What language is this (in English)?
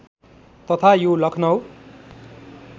Nepali